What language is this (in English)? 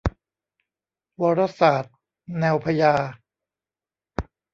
Thai